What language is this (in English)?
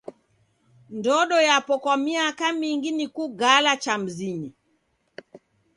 Taita